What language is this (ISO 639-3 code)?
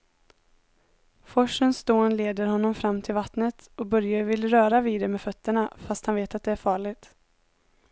swe